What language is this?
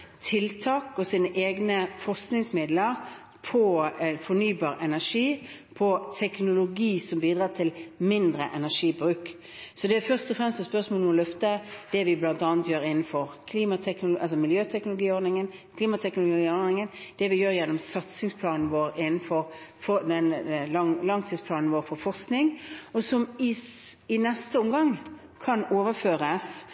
Norwegian Bokmål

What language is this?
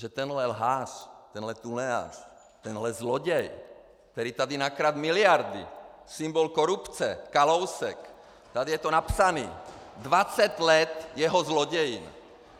Czech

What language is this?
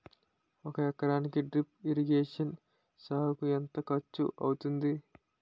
Telugu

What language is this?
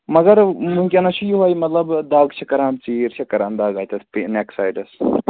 Kashmiri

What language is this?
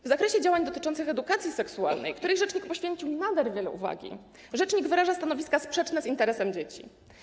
Polish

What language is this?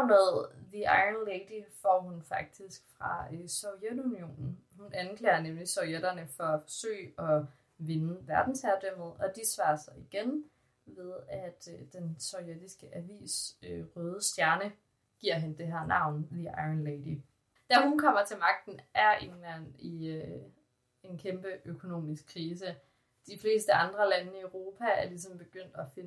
Danish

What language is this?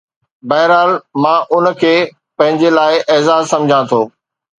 Sindhi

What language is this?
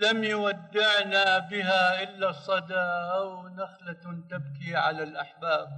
Arabic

